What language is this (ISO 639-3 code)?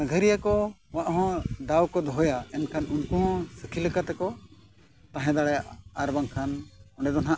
sat